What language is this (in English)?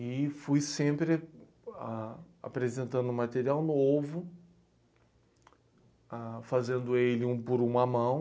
Portuguese